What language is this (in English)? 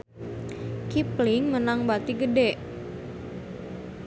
Sundanese